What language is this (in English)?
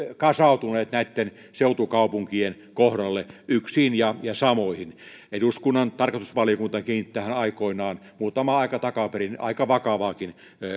Finnish